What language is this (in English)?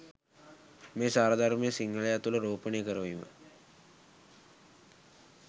Sinhala